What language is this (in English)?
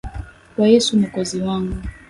Swahili